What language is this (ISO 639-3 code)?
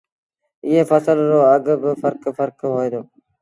sbn